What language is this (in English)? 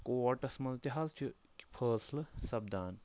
Kashmiri